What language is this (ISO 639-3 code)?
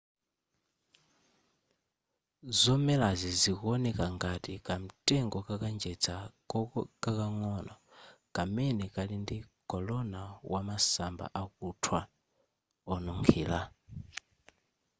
nya